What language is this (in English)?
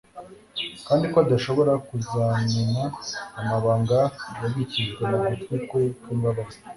Kinyarwanda